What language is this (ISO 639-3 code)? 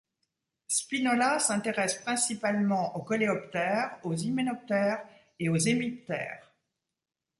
fra